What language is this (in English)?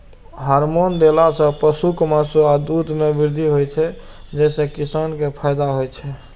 Maithili